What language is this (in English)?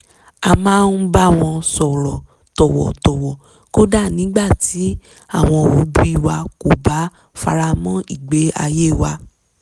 Yoruba